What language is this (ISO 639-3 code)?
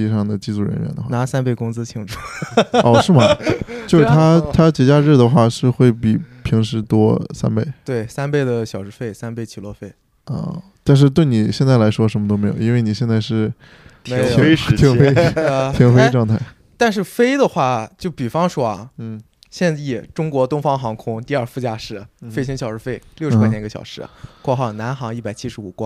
zho